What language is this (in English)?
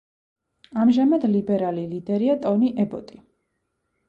Georgian